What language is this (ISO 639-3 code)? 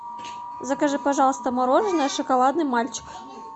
rus